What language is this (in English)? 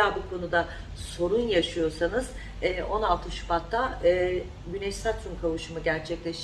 Turkish